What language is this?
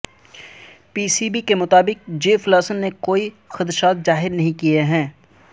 Urdu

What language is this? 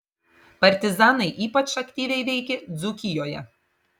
Lithuanian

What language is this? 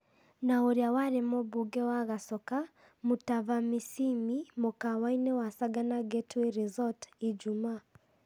Kikuyu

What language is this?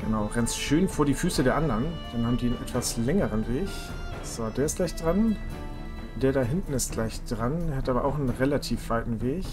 German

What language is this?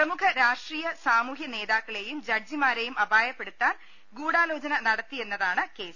Malayalam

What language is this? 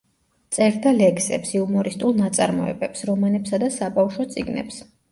Georgian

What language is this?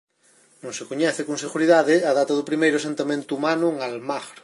Galician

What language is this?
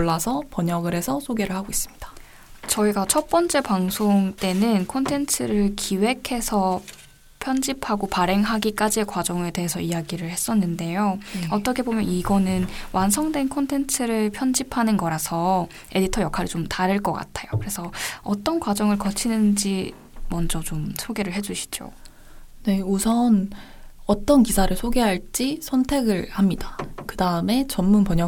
Korean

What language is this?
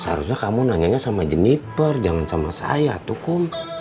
Indonesian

